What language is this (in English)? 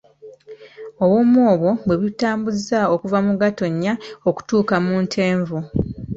Ganda